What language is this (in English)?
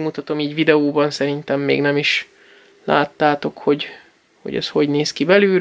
Hungarian